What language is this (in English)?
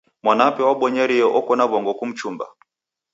Taita